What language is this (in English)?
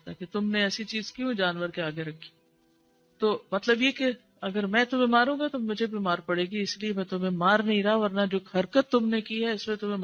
Hindi